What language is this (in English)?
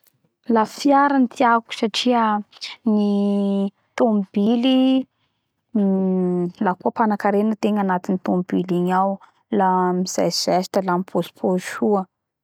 Bara Malagasy